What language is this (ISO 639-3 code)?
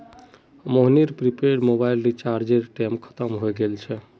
mag